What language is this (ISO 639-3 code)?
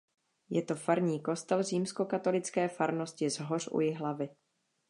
ces